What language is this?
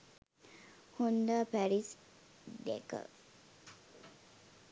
Sinhala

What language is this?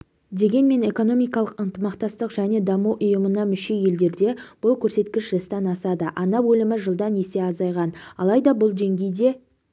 Kazakh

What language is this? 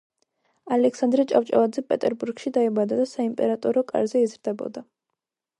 Georgian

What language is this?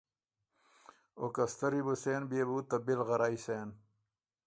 Ormuri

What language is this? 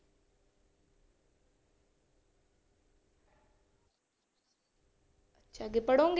Punjabi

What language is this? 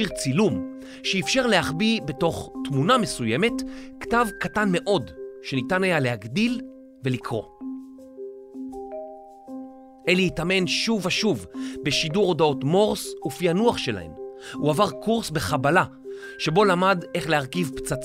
Hebrew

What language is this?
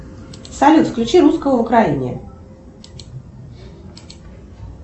Russian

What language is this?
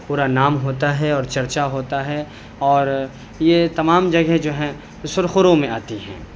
Urdu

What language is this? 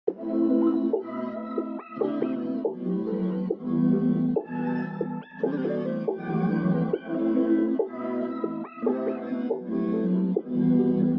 English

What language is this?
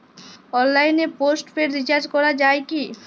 Bangla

